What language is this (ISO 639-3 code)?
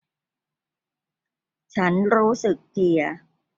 tha